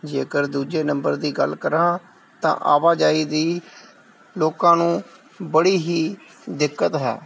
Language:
Punjabi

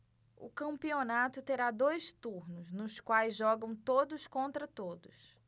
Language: Portuguese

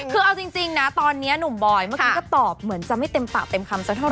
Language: Thai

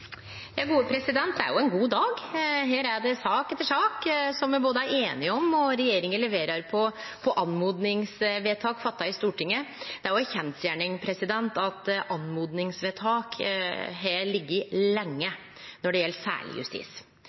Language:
Norwegian Nynorsk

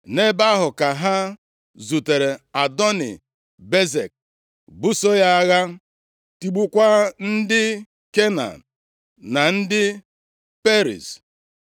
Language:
Igbo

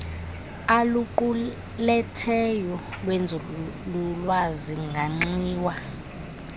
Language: Xhosa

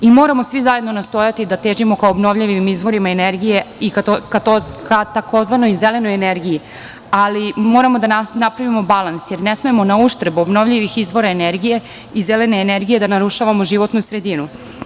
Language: Serbian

